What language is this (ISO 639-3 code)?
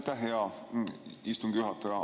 est